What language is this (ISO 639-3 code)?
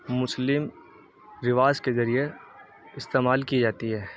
urd